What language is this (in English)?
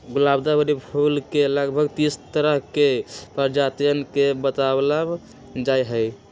Magahi